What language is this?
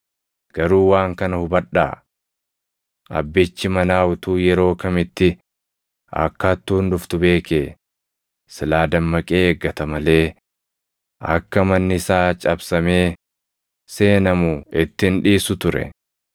Oromo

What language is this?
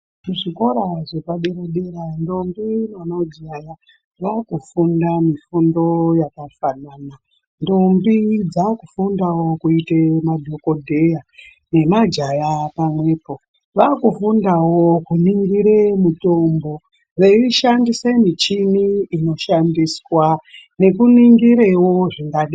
Ndau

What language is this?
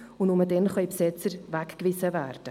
Swiss German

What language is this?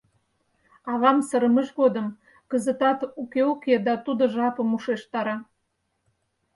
Mari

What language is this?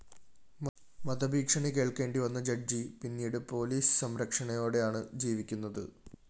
Malayalam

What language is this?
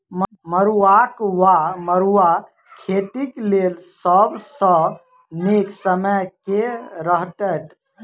Maithili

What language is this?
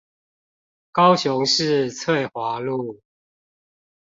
Chinese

